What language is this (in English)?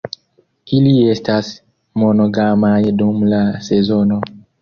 Esperanto